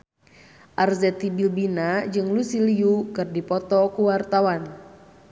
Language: Sundanese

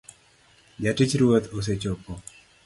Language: Luo (Kenya and Tanzania)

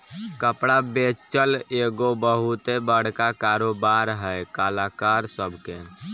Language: Bhojpuri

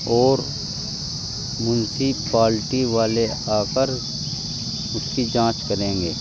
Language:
Urdu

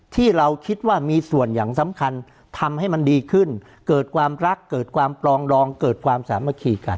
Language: Thai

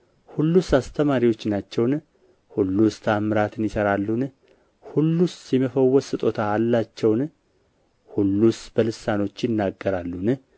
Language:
Amharic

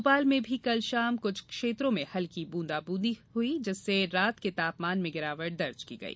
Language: Hindi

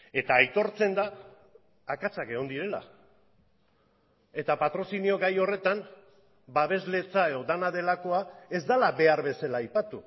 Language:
Basque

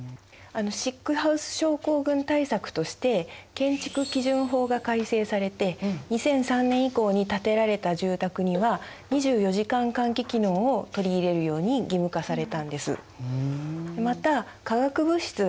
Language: Japanese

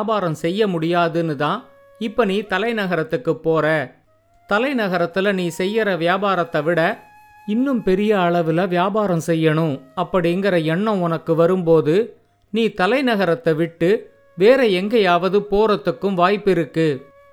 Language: Tamil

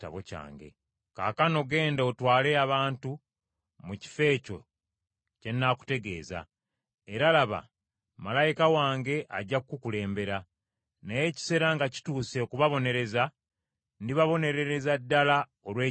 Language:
Ganda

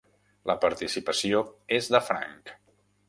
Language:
Catalan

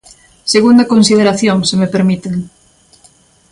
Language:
Galician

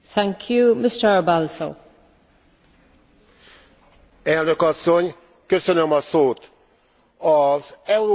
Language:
Hungarian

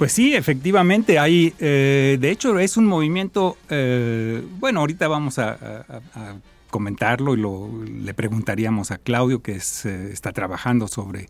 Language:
Spanish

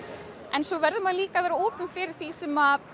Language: Icelandic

